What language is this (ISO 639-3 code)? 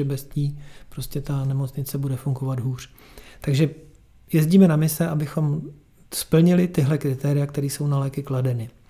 ces